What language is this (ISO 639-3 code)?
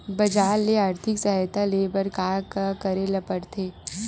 hne